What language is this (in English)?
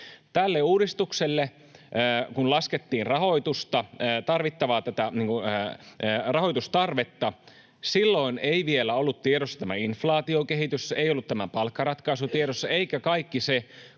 Finnish